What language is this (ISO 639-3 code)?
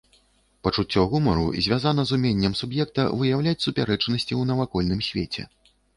bel